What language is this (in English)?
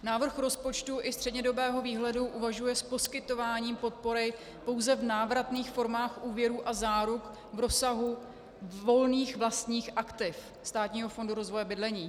Czech